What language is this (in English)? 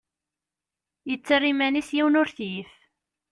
Kabyle